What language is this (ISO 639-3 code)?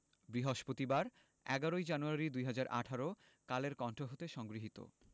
ben